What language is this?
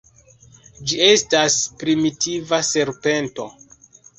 Esperanto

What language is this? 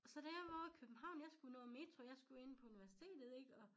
Danish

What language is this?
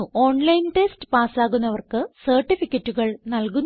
Malayalam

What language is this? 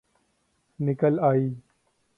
Urdu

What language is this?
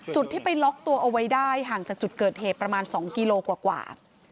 Thai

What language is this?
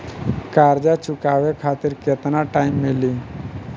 Bhojpuri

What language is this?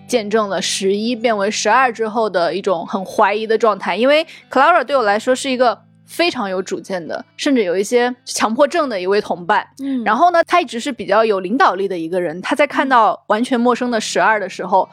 Chinese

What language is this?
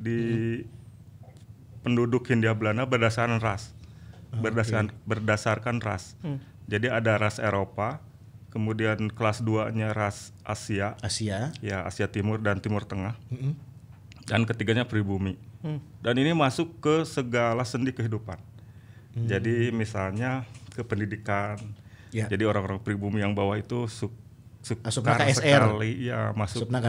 Indonesian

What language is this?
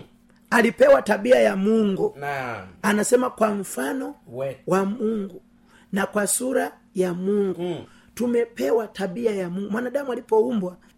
Swahili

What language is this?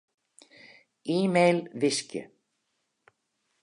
Western Frisian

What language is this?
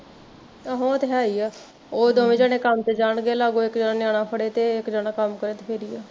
Punjabi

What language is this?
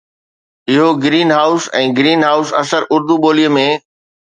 Sindhi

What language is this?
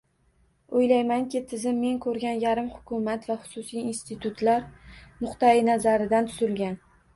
Uzbek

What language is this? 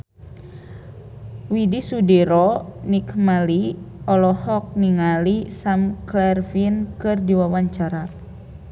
Sundanese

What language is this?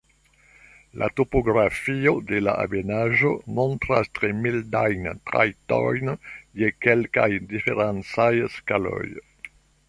Esperanto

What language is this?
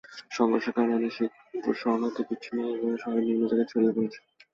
Bangla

